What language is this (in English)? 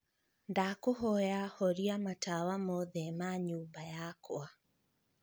Kikuyu